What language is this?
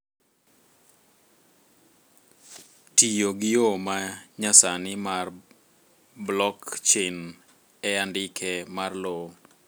Luo (Kenya and Tanzania)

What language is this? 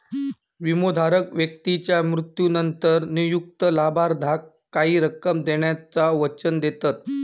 Marathi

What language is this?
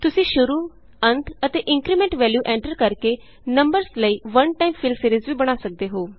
Punjabi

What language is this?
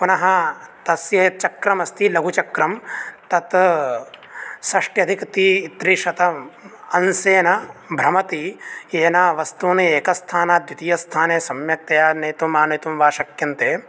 Sanskrit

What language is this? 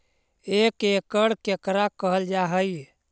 Magahi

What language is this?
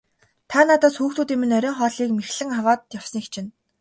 Mongolian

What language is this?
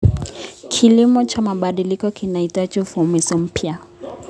Kalenjin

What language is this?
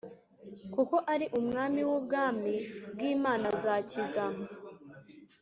Kinyarwanda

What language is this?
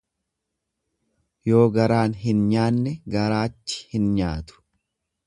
Oromo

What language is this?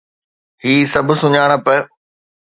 Sindhi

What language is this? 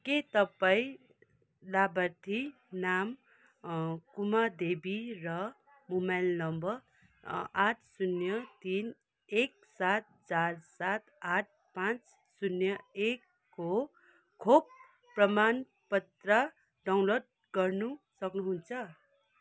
Nepali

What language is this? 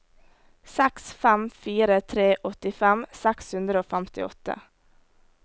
Norwegian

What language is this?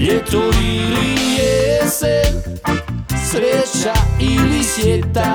Croatian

